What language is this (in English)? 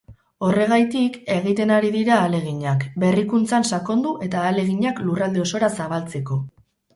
Basque